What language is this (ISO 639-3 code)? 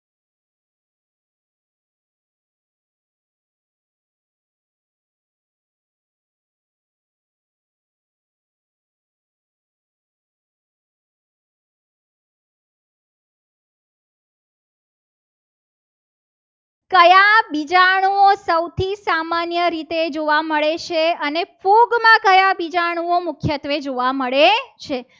guj